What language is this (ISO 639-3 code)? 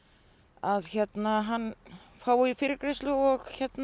isl